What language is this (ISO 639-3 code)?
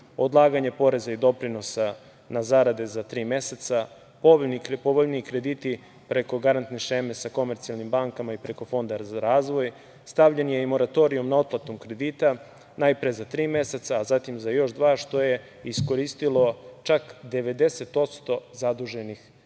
srp